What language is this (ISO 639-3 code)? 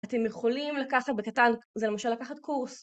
heb